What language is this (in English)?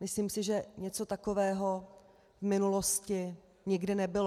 Czech